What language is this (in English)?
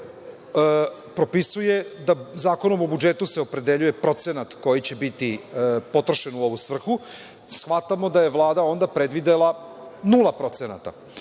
Serbian